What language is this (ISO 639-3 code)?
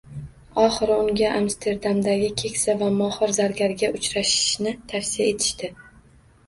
uzb